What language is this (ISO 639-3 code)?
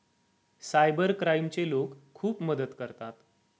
mar